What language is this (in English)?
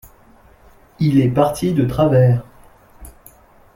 French